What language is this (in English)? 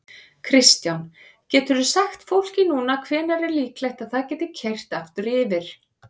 Icelandic